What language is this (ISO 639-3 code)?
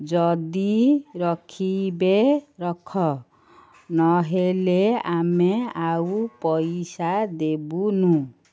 ori